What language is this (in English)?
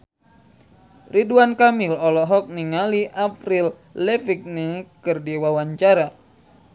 Sundanese